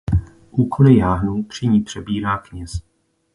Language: Czech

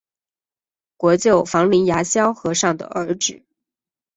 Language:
Chinese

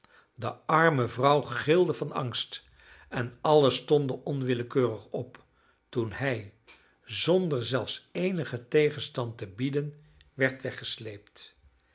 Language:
Dutch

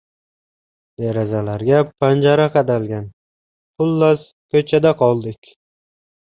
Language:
Uzbek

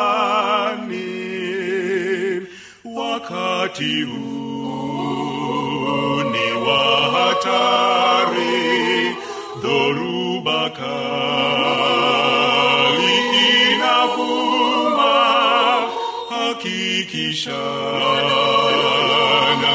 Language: Swahili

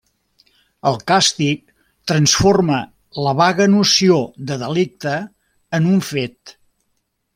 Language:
Catalan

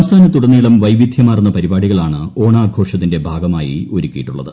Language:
Malayalam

